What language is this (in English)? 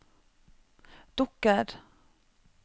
Norwegian